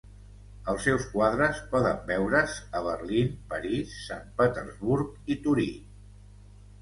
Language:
Catalan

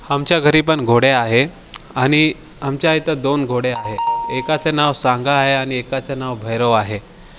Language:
Marathi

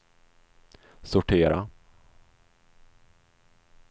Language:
Swedish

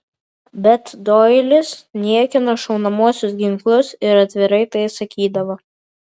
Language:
Lithuanian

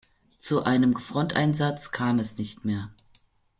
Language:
German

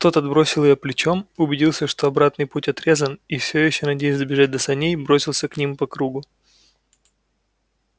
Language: Russian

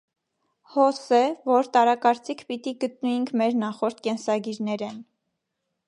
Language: Armenian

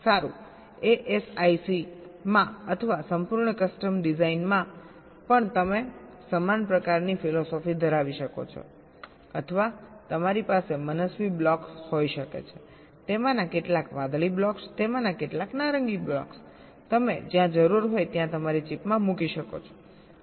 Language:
Gujarati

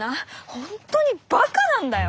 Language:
Japanese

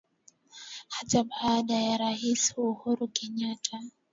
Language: Swahili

